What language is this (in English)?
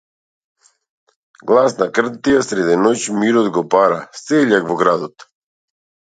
Macedonian